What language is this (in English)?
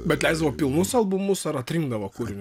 Lithuanian